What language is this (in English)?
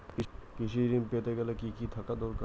Bangla